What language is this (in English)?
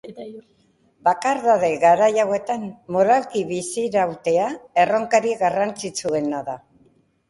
Basque